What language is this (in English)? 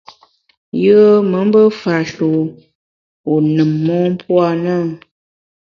Bamun